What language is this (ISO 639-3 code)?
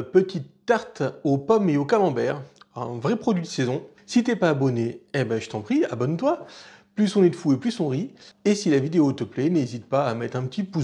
fra